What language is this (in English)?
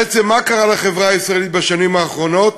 Hebrew